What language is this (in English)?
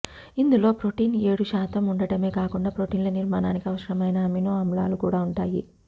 Telugu